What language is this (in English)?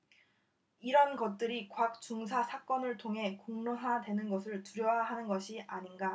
Korean